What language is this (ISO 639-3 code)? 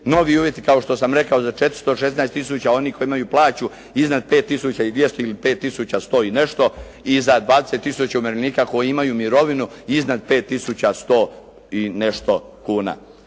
hrv